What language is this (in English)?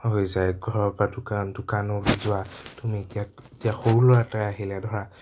Assamese